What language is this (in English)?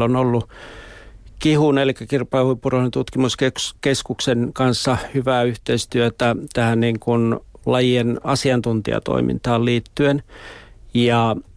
Finnish